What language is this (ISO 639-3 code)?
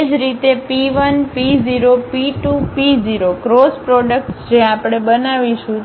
guj